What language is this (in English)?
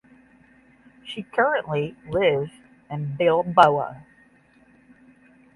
English